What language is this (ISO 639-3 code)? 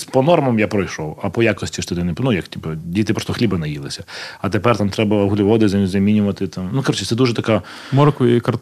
ukr